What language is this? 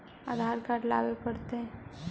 Magahi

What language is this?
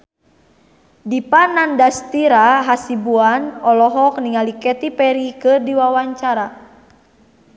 Sundanese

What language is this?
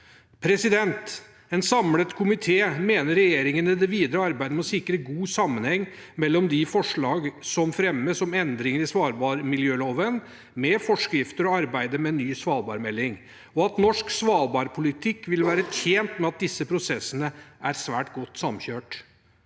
Norwegian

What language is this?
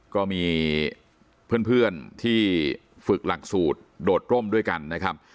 Thai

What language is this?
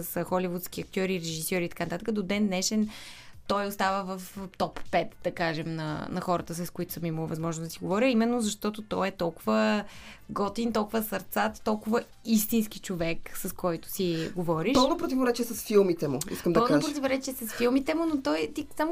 Bulgarian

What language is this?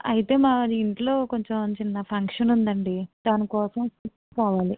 Telugu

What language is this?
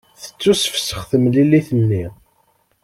Kabyle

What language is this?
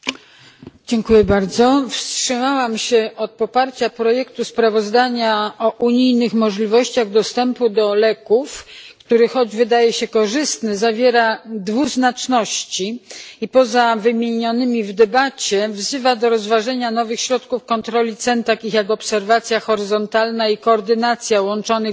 Polish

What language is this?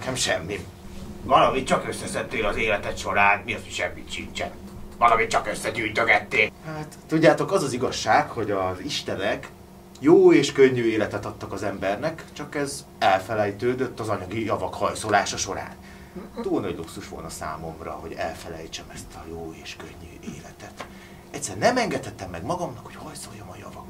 Hungarian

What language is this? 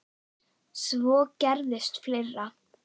Icelandic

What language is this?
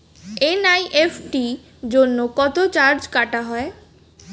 Bangla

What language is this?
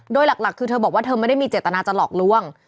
Thai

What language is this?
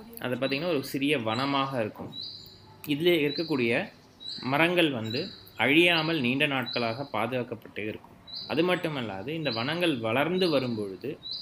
Tamil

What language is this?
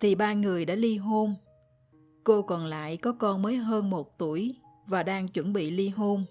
Vietnamese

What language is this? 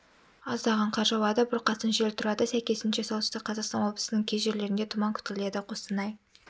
Kazakh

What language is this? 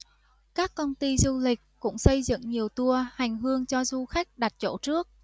Vietnamese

